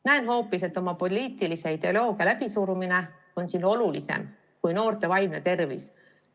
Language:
Estonian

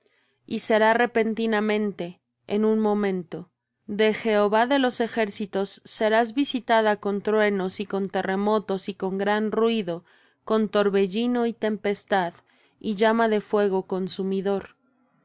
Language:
Spanish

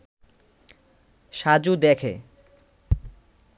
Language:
Bangla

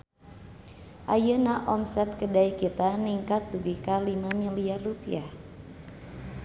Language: Sundanese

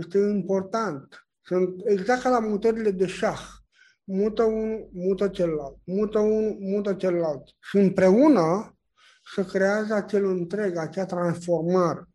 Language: Romanian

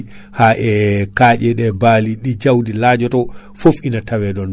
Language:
Fula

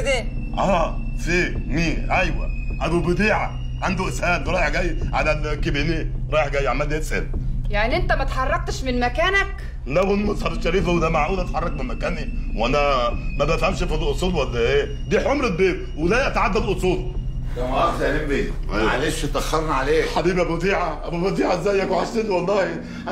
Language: Arabic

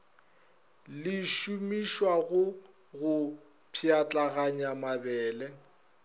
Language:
Northern Sotho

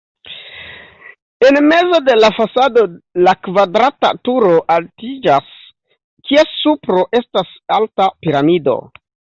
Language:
Esperanto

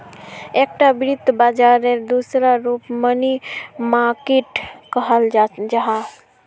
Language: Magahi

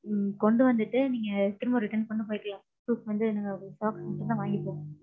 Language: Tamil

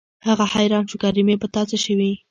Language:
Pashto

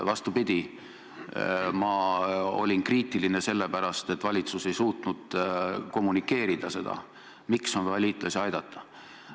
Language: Estonian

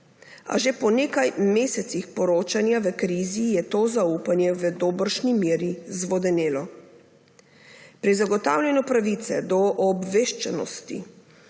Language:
Slovenian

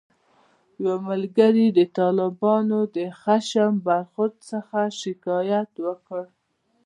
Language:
Pashto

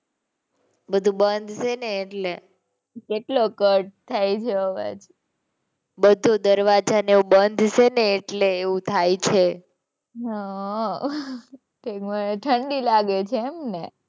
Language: Gujarati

